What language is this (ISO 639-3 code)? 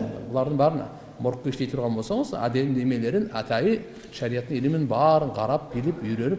tur